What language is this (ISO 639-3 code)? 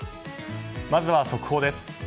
jpn